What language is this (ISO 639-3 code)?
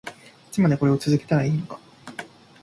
jpn